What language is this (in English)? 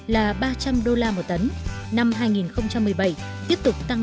Vietnamese